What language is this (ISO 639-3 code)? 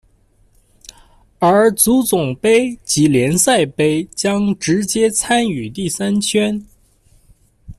zho